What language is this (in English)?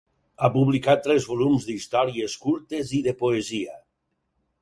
Catalan